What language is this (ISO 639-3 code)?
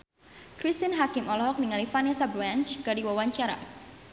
sun